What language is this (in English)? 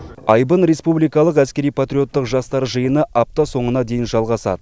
Kazakh